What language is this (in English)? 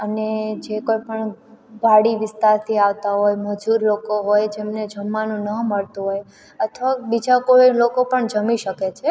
Gujarati